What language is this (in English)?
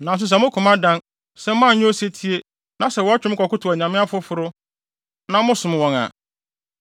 Akan